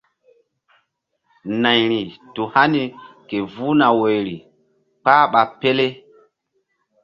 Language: Mbum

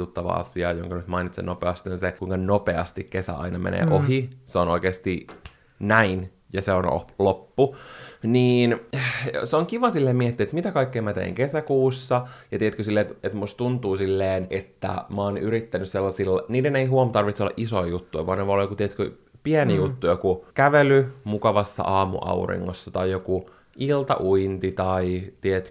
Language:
Finnish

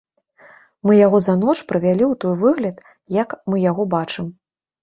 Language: Belarusian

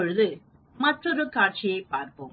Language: Tamil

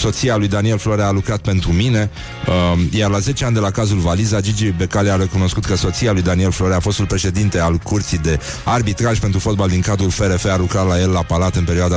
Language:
Romanian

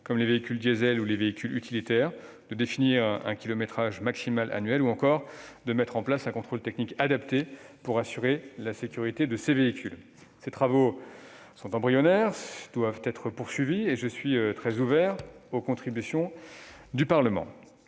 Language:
French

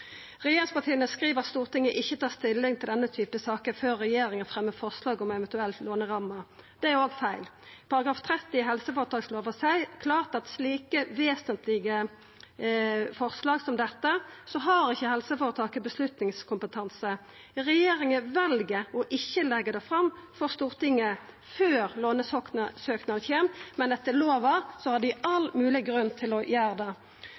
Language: Norwegian Nynorsk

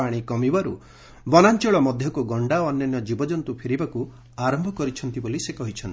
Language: Odia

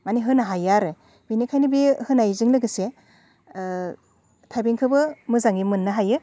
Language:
Bodo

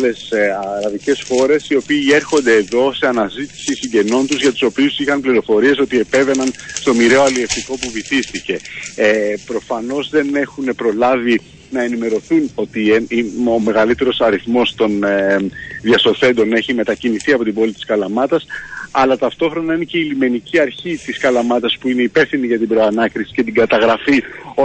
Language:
Greek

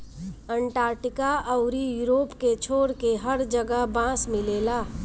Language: Bhojpuri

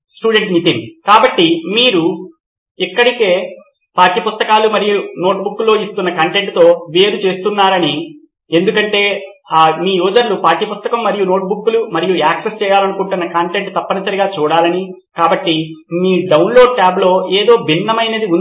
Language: Telugu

